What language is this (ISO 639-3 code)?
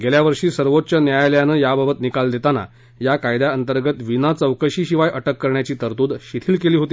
mar